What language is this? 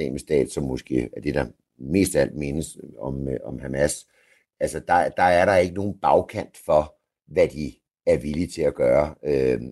Danish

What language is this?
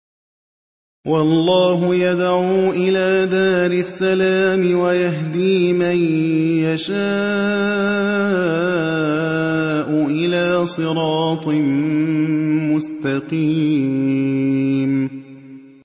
Arabic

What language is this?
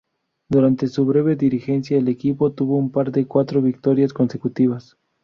Spanish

